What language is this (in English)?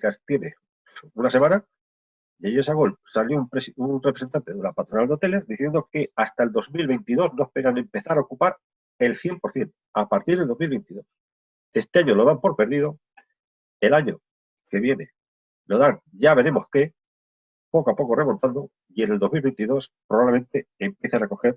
Spanish